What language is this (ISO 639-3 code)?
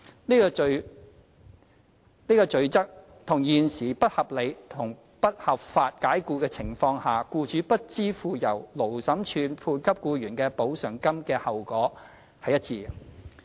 yue